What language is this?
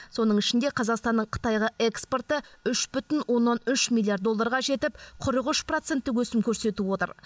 Kazakh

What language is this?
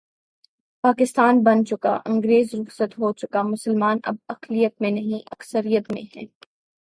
Urdu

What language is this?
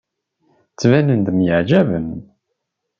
Kabyle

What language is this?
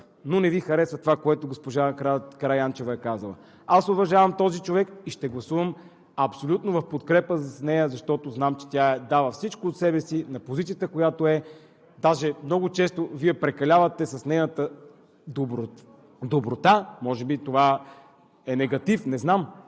Bulgarian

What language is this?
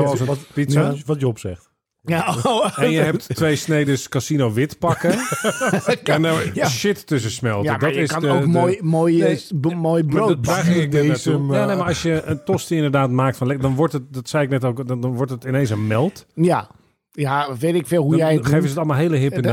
Dutch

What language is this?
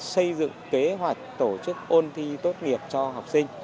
Vietnamese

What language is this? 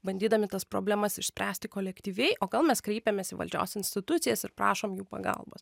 Lithuanian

